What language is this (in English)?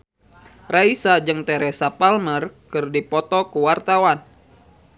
Sundanese